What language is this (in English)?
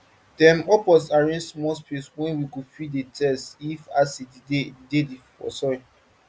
Nigerian Pidgin